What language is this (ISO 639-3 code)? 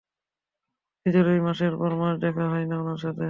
ben